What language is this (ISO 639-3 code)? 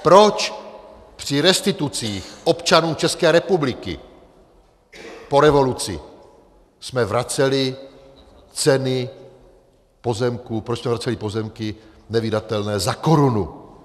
ces